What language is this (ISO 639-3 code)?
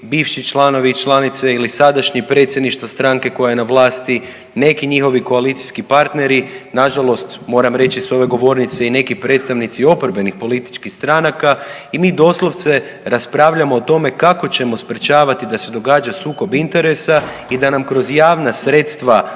hrv